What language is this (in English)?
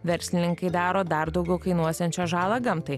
Lithuanian